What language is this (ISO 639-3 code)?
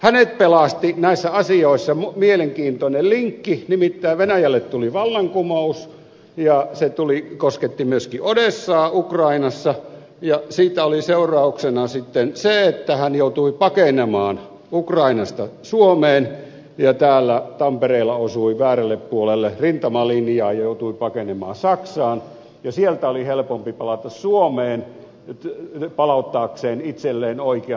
fin